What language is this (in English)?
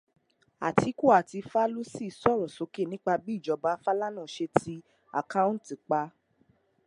Yoruba